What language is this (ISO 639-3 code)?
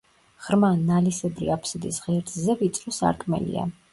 kat